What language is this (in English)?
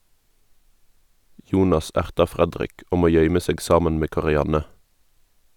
Norwegian